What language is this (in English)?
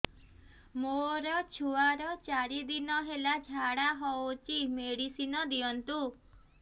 Odia